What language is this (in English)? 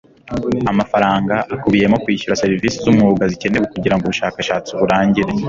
Kinyarwanda